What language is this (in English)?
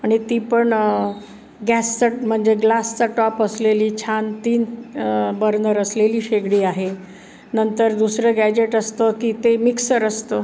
Marathi